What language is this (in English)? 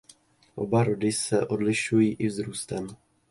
Czech